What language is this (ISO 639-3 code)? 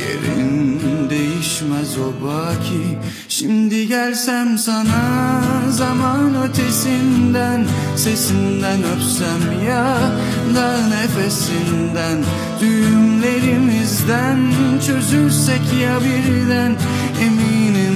tur